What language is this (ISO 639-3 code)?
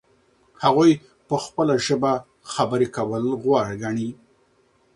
pus